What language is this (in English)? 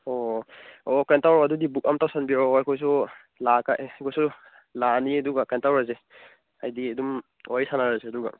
Manipuri